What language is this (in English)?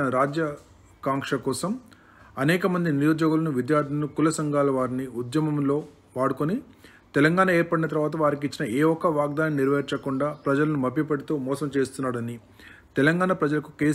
Hindi